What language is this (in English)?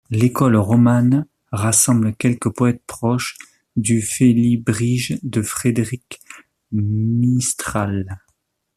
French